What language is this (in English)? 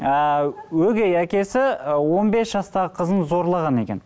Kazakh